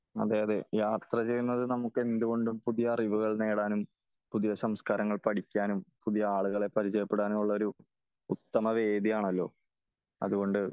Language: Malayalam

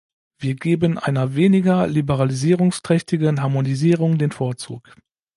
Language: German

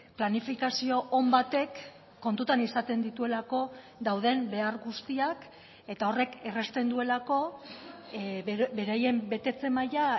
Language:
Basque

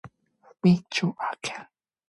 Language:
Korean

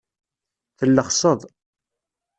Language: Kabyle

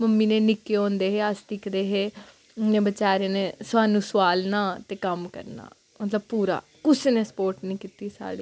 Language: Dogri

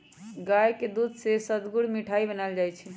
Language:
Magahi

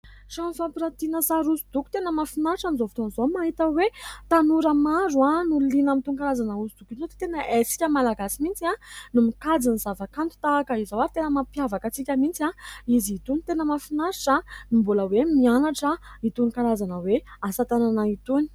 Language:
Malagasy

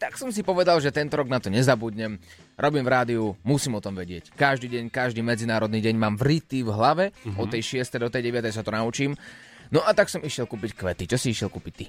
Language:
Slovak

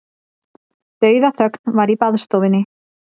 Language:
Icelandic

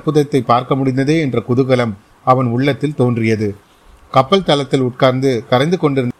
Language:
Tamil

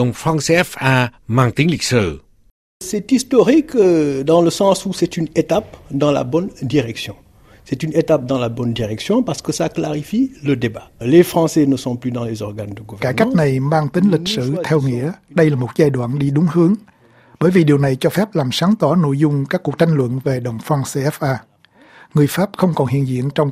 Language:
Vietnamese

